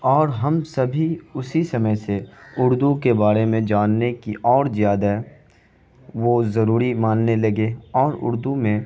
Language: Urdu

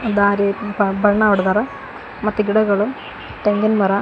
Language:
Kannada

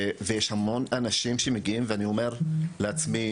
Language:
Hebrew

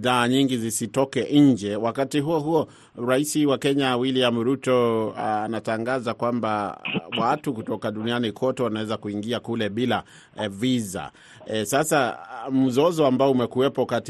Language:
Swahili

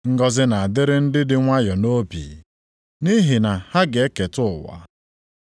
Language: Igbo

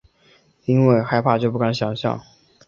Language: Chinese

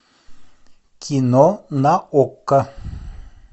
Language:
Russian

